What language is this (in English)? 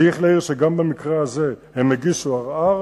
Hebrew